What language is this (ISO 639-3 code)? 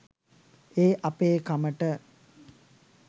sin